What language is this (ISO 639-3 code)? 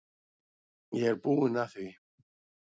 isl